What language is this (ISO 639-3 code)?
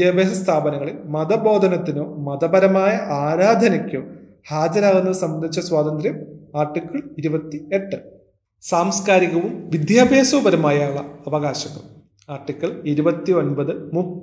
mal